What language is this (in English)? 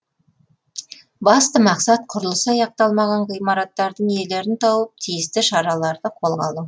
Kazakh